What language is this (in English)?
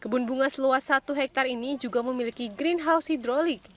Indonesian